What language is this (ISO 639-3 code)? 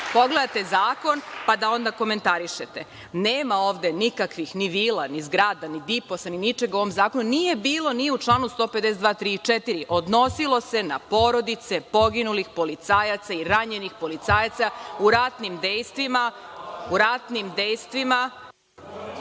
srp